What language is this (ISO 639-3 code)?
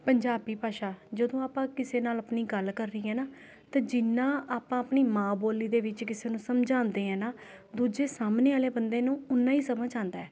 pan